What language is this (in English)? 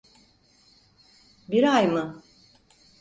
Turkish